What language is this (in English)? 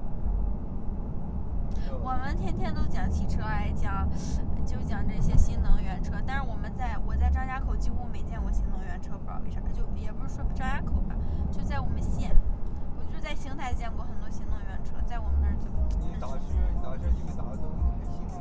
Chinese